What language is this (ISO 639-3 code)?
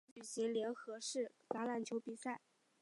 zho